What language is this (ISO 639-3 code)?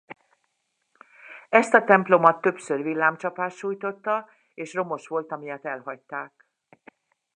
hun